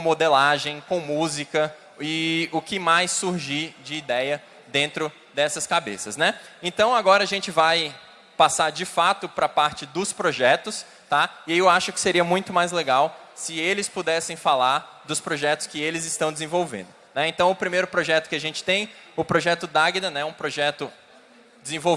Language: Portuguese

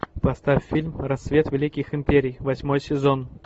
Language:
Russian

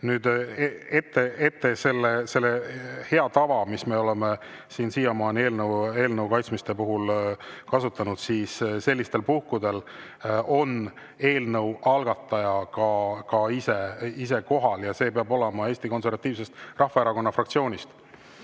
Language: Estonian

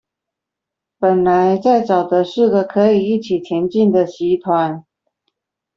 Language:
Chinese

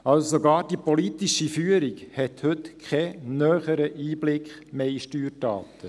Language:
Swiss German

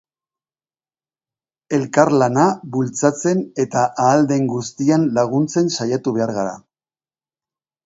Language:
Basque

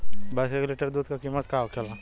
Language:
Bhojpuri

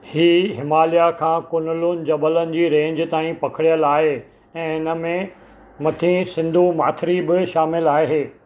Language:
Sindhi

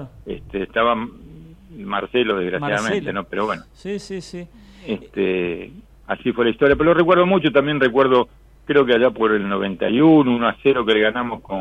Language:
Spanish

